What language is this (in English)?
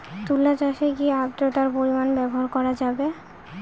Bangla